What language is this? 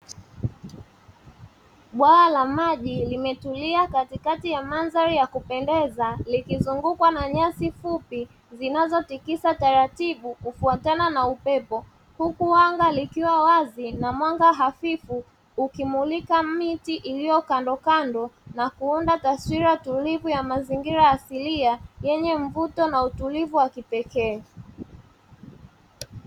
Swahili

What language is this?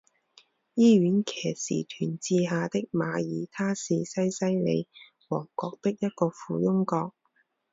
Chinese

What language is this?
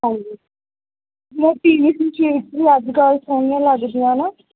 Punjabi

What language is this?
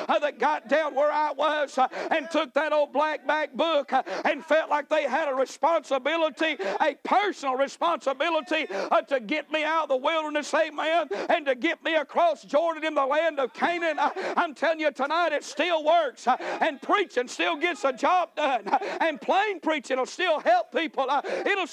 English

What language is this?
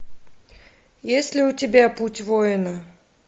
Russian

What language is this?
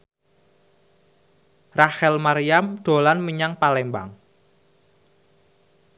Javanese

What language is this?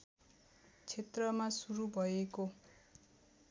Nepali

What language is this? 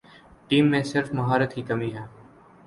Urdu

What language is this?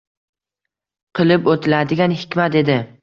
Uzbek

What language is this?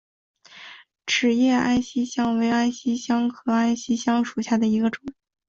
Chinese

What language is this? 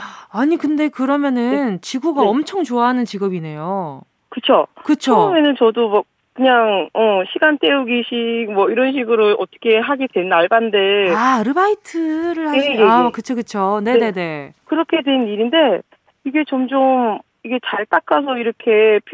Korean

